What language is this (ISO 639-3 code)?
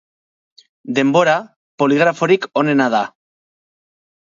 eus